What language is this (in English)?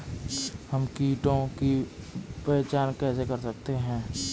Hindi